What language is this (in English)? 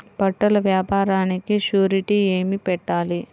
Telugu